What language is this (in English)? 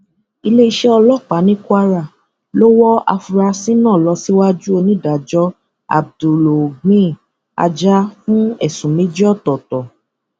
Yoruba